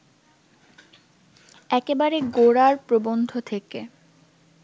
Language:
Bangla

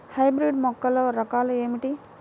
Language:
Telugu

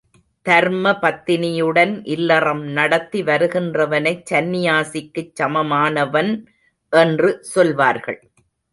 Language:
Tamil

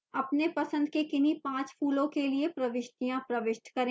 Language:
Hindi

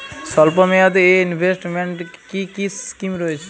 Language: Bangla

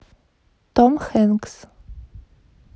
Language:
Russian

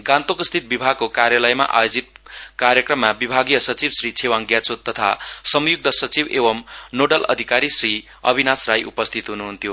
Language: Nepali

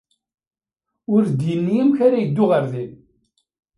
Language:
Kabyle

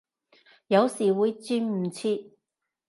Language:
Cantonese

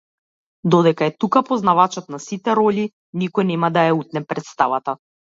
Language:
Macedonian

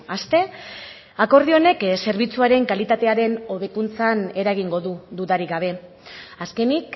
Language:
Basque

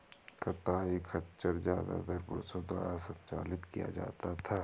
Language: Hindi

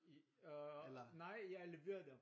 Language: Danish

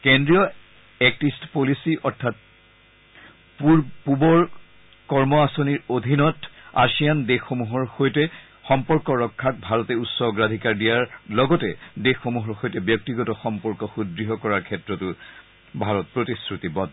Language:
Assamese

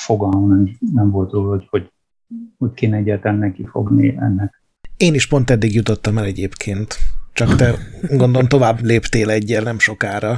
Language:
Hungarian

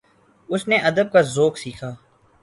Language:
Urdu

